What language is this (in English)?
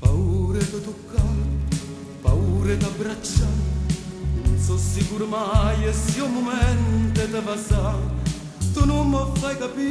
Romanian